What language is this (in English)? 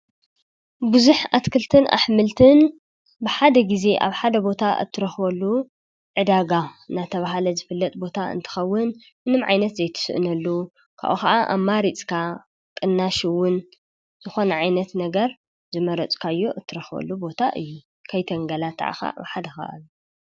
Tigrinya